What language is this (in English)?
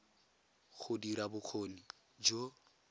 Tswana